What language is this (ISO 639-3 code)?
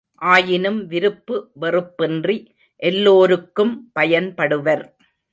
tam